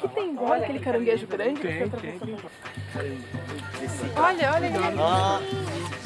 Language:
Portuguese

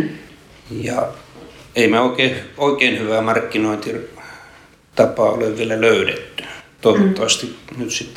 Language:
Finnish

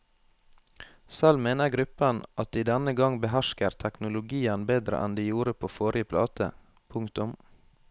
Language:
Norwegian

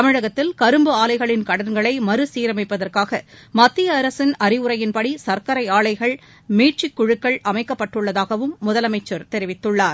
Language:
Tamil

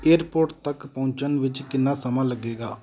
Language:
Punjabi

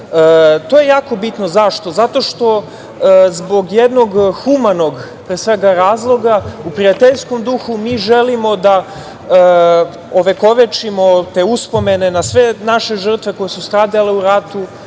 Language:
Serbian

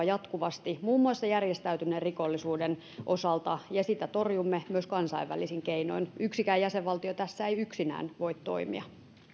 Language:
Finnish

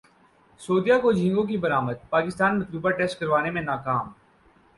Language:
Urdu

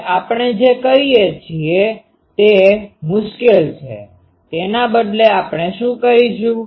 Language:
Gujarati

